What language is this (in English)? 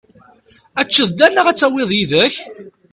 Kabyle